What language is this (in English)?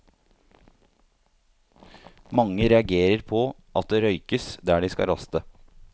Norwegian